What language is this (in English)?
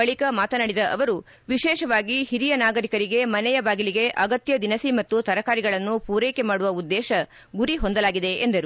Kannada